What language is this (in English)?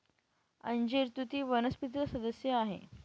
Marathi